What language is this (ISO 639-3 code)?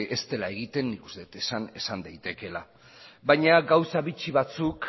eus